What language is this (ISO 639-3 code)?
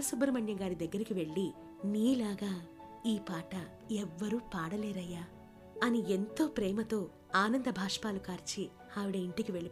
tel